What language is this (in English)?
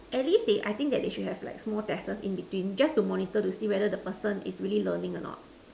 English